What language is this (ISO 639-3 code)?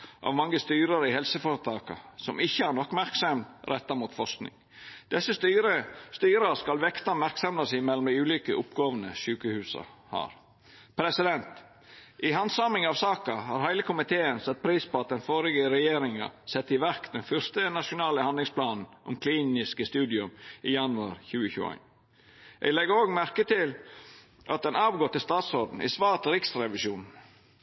nno